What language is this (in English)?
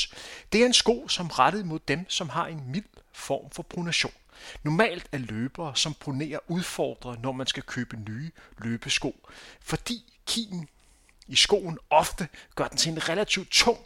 Danish